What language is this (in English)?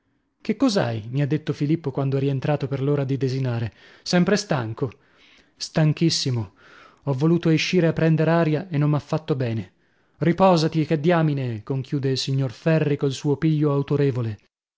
Italian